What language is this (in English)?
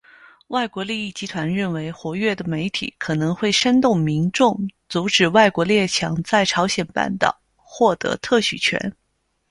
Chinese